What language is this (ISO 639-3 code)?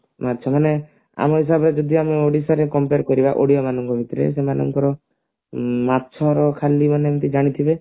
ori